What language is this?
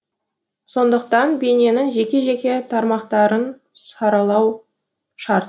Kazakh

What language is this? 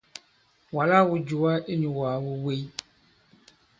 Bankon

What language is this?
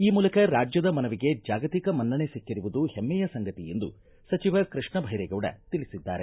Kannada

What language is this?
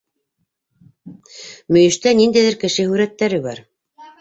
Bashkir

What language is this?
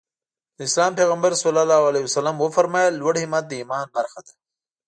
Pashto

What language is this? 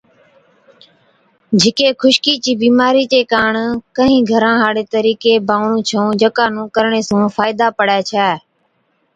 Od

